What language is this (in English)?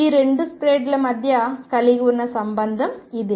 Telugu